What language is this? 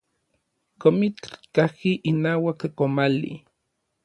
Orizaba Nahuatl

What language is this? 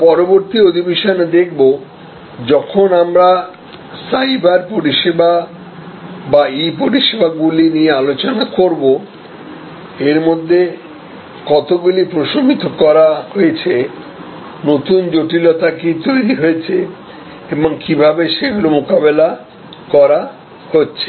Bangla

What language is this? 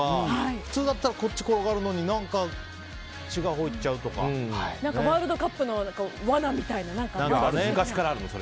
Japanese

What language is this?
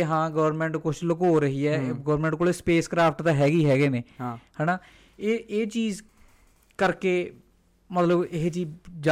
Punjabi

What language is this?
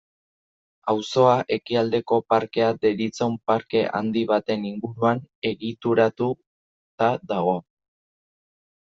Basque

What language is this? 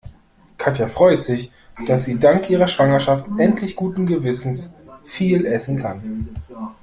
German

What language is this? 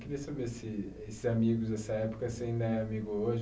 Portuguese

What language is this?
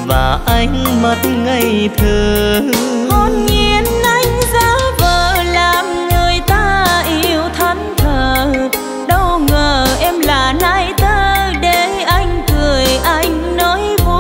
Vietnamese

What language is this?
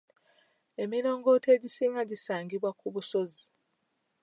Ganda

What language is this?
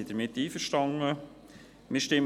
Swiss German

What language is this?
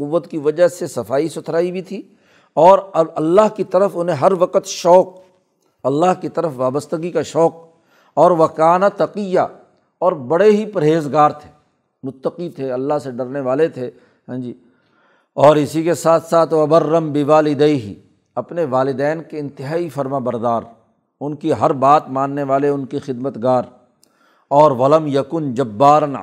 Urdu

